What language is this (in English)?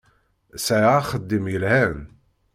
Kabyle